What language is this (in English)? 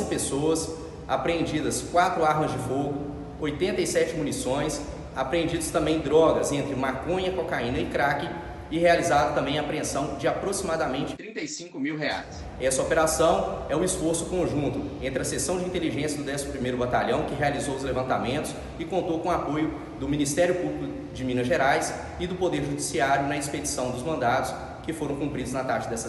Portuguese